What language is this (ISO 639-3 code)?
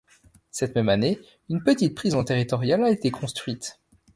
fra